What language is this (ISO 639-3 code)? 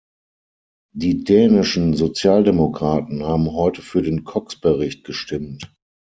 deu